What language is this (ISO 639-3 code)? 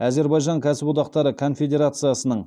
kaz